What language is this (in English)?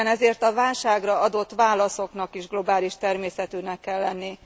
Hungarian